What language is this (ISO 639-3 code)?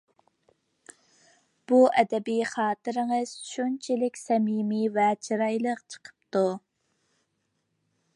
uig